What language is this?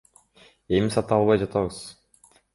Kyrgyz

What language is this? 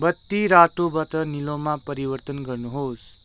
Nepali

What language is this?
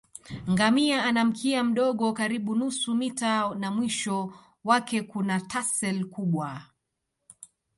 Swahili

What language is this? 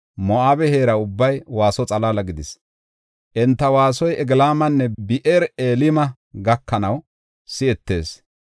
Gofa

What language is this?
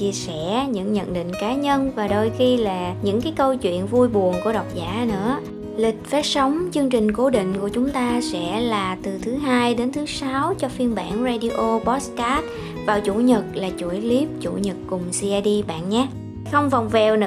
Vietnamese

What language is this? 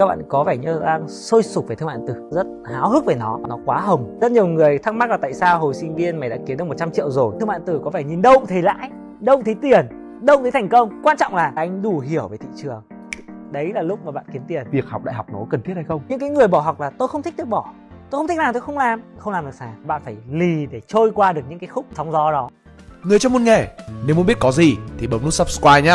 Vietnamese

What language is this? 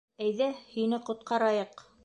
Bashkir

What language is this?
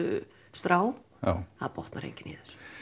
Icelandic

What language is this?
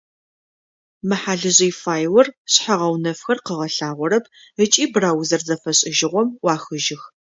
Adyghe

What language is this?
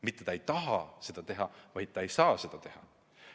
Estonian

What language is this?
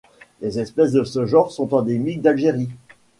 French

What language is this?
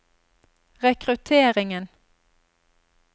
Norwegian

